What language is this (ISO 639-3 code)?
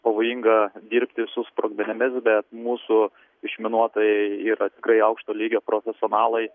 lit